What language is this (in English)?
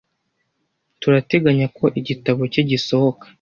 Kinyarwanda